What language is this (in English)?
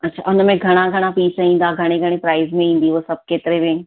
Sindhi